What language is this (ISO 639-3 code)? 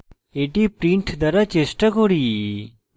ben